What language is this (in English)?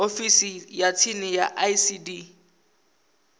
Venda